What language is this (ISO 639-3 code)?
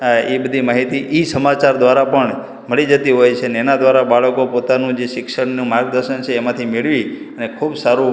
guj